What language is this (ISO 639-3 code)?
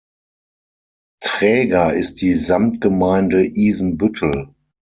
deu